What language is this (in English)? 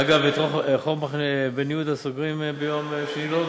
Hebrew